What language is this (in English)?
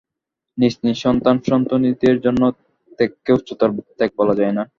Bangla